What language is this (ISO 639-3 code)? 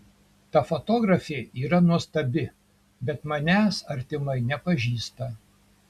lit